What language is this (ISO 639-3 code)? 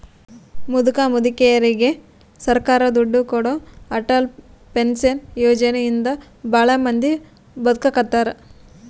kan